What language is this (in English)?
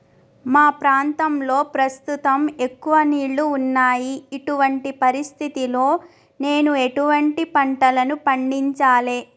Telugu